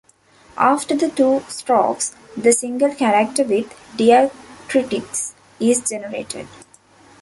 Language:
English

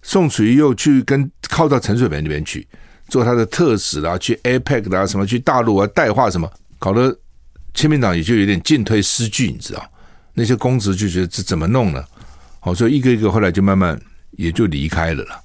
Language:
Chinese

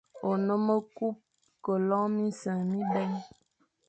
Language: Fang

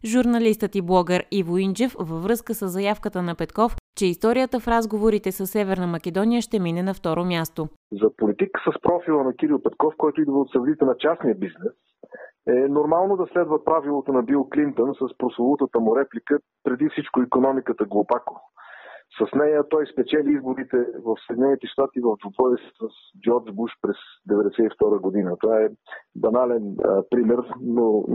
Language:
Bulgarian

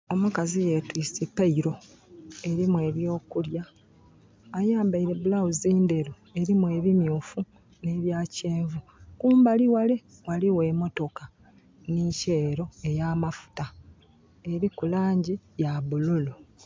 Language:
Soga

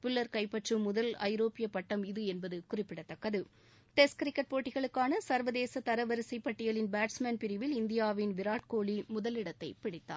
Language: Tamil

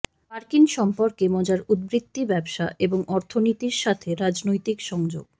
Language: Bangla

